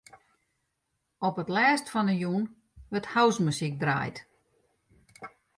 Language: Western Frisian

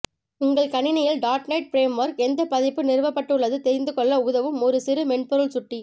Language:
Tamil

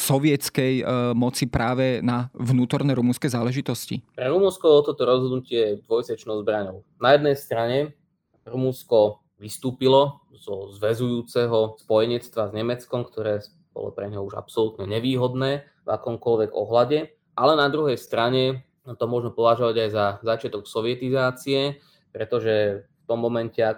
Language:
Slovak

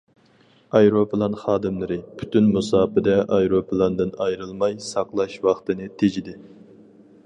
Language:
Uyghur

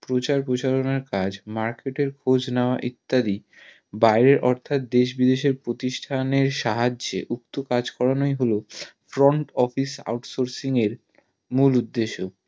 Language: Bangla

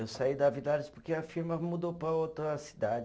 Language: Portuguese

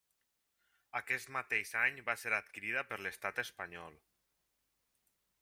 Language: Catalan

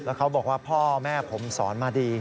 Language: Thai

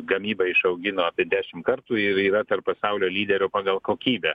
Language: Lithuanian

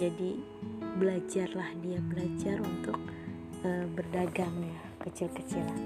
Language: Indonesian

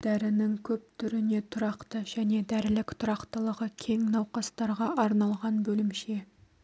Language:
Kazakh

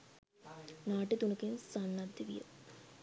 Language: Sinhala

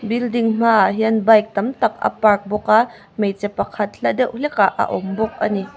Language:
Mizo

